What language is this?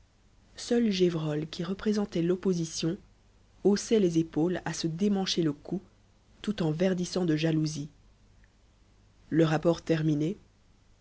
French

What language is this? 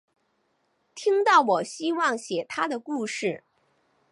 Chinese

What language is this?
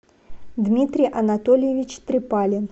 Russian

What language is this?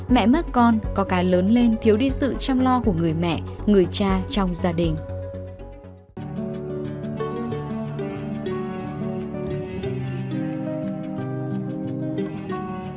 Vietnamese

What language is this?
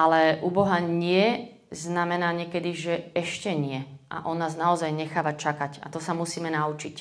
Slovak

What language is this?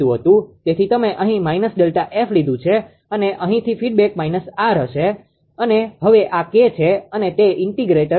Gujarati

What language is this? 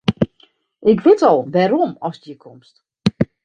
Western Frisian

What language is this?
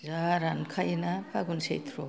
Bodo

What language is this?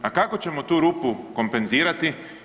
Croatian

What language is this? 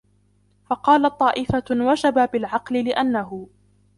Arabic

